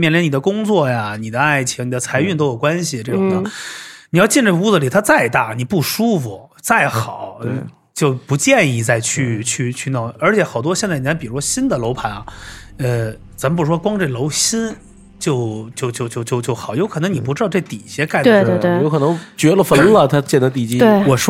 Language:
Chinese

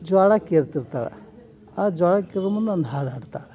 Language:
Kannada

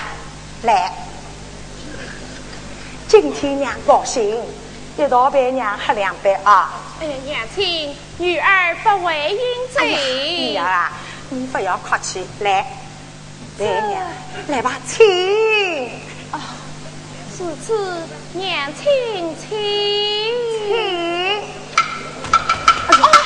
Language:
Chinese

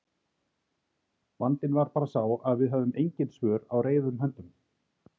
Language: Icelandic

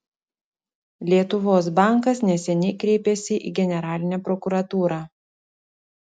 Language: Lithuanian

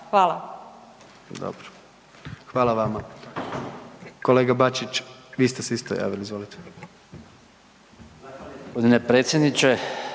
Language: Croatian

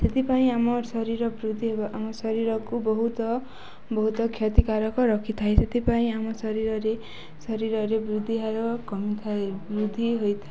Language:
Odia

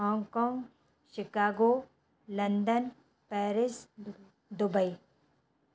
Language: Sindhi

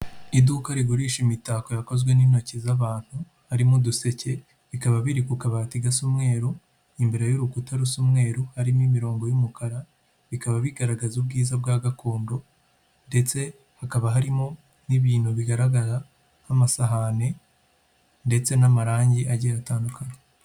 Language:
Kinyarwanda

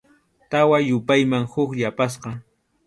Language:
Arequipa-La Unión Quechua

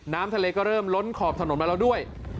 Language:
Thai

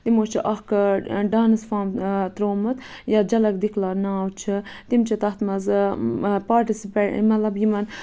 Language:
Kashmiri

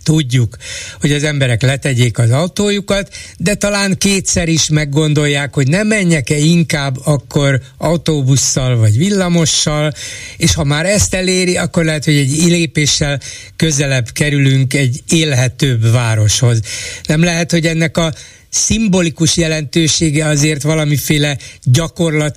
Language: Hungarian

